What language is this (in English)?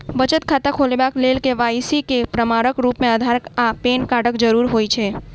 Maithili